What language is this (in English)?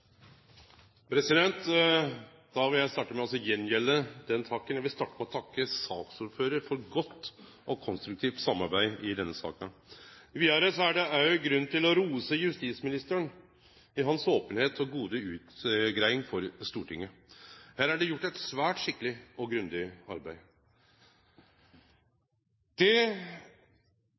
Norwegian